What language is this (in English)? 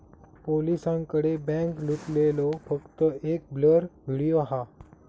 Marathi